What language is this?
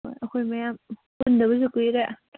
Manipuri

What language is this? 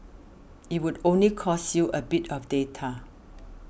English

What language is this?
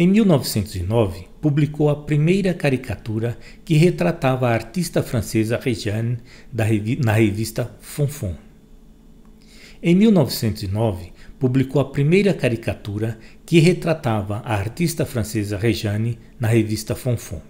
Portuguese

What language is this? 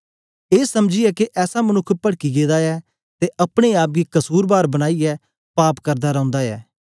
Dogri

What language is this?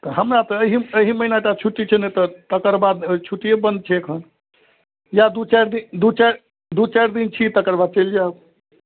Maithili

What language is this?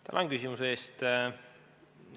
Estonian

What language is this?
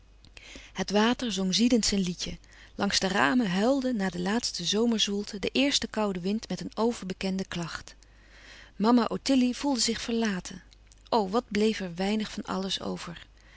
Dutch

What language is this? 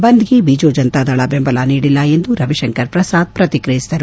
Kannada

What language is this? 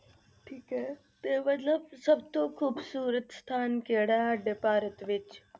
Punjabi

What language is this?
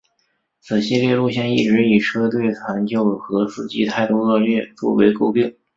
Chinese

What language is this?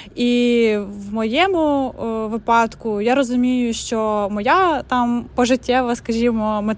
Ukrainian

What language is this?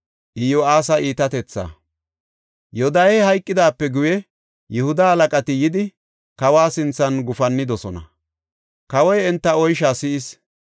Gofa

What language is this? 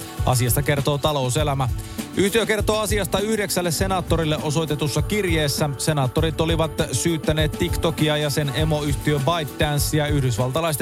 Finnish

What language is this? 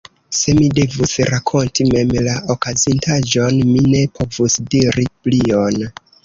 Esperanto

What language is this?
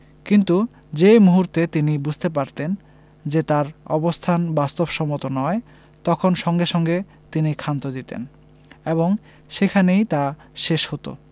Bangla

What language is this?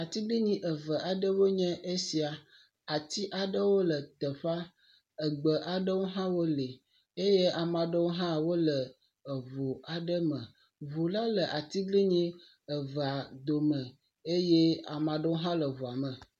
Ewe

